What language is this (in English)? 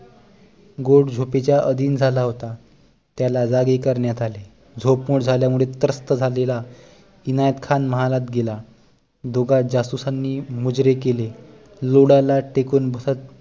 Marathi